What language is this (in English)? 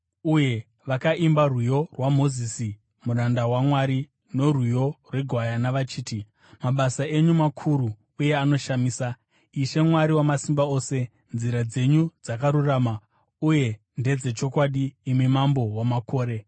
Shona